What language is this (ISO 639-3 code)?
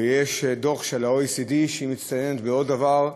heb